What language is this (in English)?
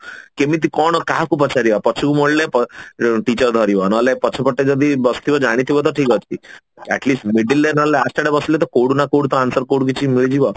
Odia